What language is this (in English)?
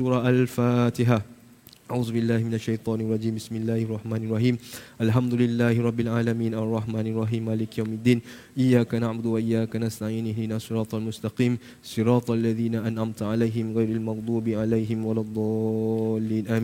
Malay